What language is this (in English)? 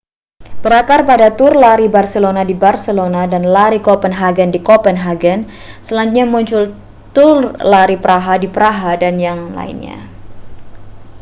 Indonesian